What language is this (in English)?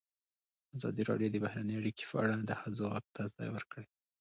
Pashto